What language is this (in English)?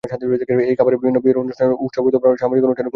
Bangla